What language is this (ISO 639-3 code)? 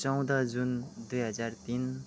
nep